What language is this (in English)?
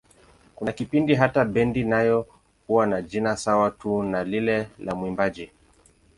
Swahili